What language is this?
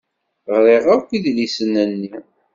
Kabyle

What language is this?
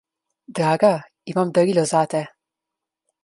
Slovenian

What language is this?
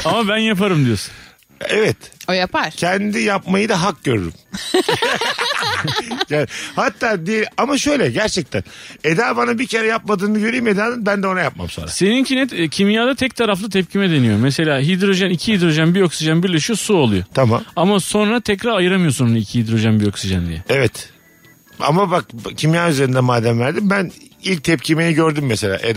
Turkish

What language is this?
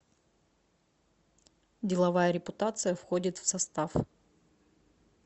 Russian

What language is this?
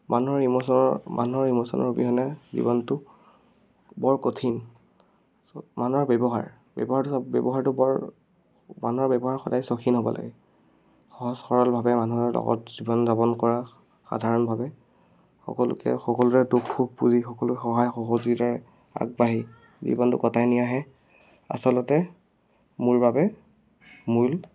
Assamese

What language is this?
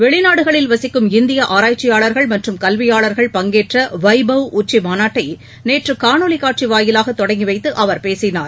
Tamil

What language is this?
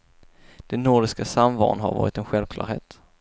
Swedish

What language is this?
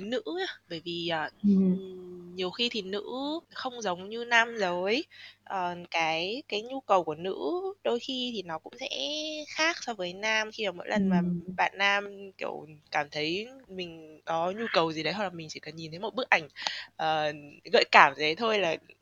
Vietnamese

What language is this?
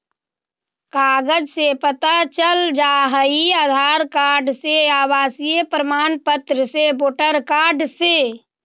Magahi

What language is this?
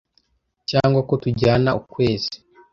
Kinyarwanda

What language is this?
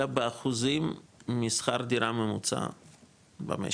Hebrew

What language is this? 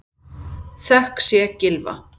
Icelandic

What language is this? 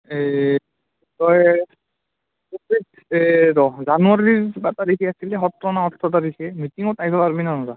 Assamese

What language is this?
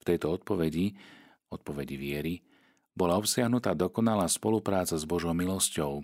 Slovak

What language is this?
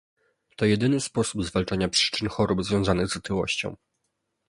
Polish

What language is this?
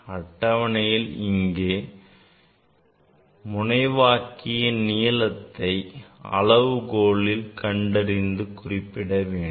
Tamil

